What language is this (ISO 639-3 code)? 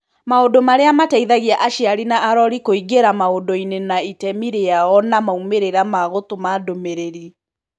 kik